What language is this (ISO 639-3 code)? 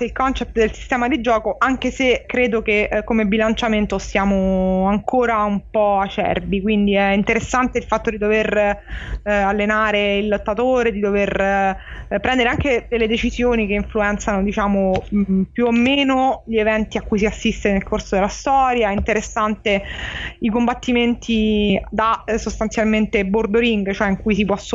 ita